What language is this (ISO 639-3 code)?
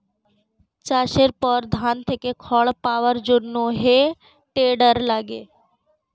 ben